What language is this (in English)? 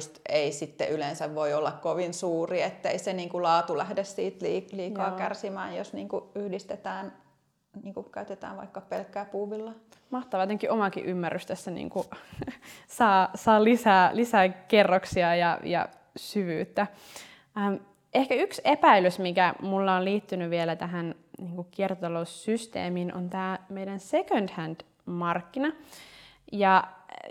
Finnish